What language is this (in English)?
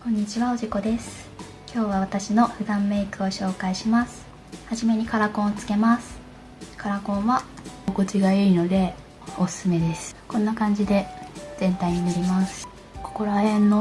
Japanese